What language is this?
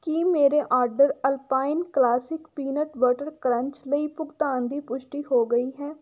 Punjabi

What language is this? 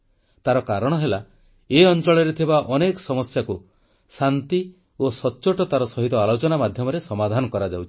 Odia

